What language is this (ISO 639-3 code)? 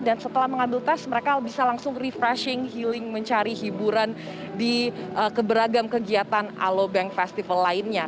ind